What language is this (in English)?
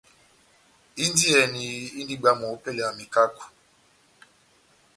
Batanga